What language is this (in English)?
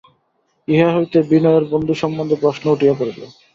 Bangla